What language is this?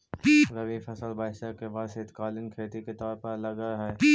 Magahi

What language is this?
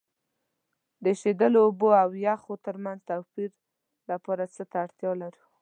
Pashto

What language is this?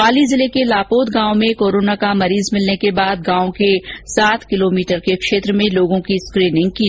Hindi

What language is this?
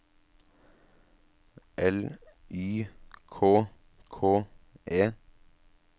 Norwegian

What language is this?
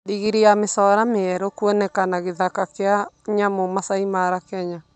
Kikuyu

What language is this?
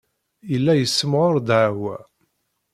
Kabyle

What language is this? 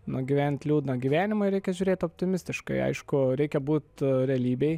Lithuanian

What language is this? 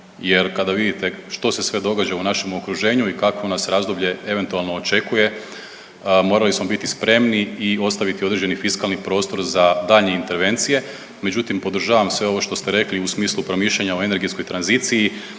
Croatian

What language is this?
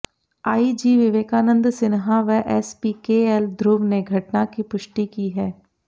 Hindi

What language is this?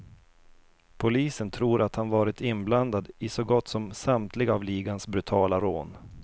Swedish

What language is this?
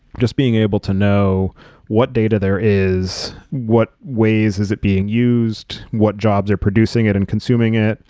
English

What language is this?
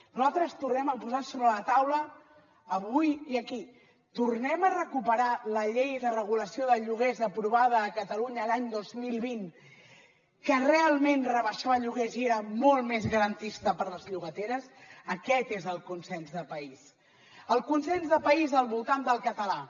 Catalan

